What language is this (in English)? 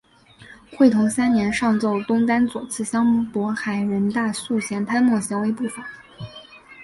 Chinese